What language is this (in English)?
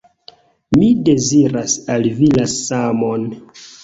Esperanto